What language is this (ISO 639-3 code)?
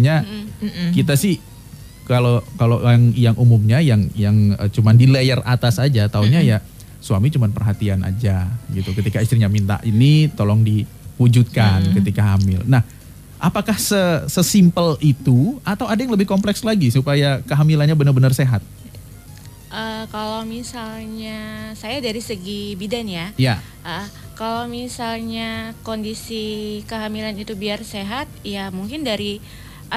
ind